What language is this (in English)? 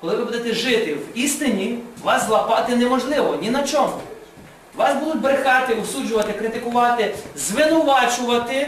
Ukrainian